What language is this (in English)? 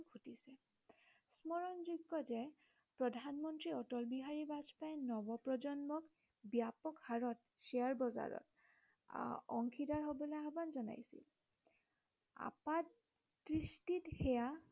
Assamese